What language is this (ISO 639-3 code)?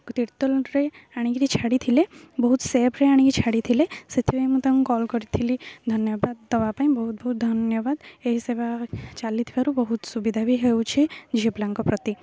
ori